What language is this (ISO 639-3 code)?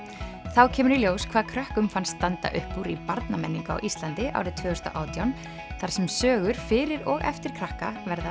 isl